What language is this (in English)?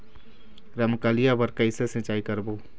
Chhattisgarhi